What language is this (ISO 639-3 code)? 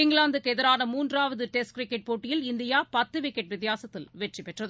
tam